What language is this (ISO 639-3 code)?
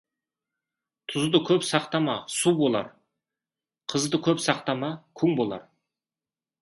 kaz